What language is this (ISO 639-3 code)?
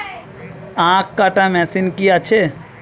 ben